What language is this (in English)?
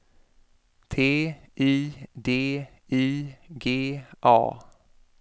Swedish